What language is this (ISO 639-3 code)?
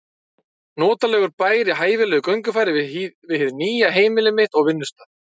isl